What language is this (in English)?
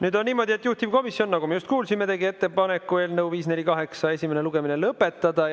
Estonian